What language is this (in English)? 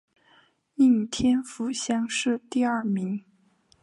Chinese